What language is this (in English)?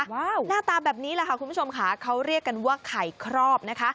Thai